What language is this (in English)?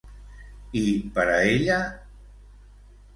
Catalan